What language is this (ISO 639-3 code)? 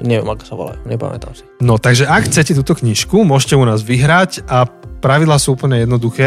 slk